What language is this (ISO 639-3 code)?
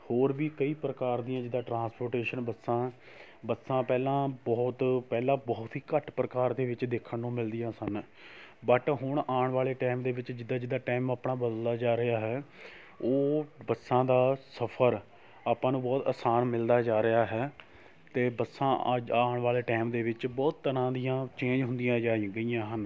pan